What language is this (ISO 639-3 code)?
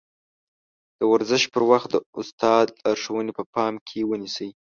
pus